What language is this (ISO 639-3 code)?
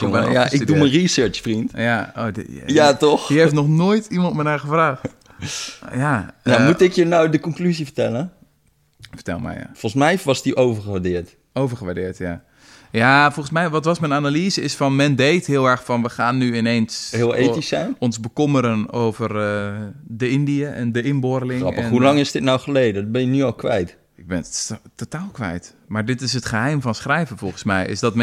nld